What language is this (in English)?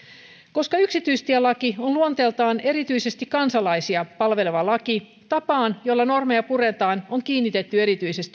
Finnish